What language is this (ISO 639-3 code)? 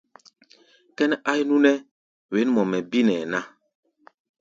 gba